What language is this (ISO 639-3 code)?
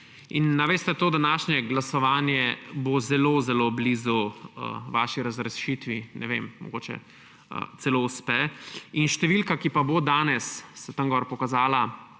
slv